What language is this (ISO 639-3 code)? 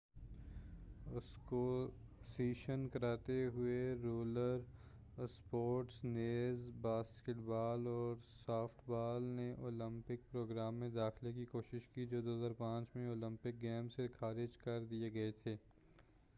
urd